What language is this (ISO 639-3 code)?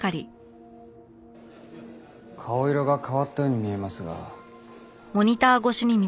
jpn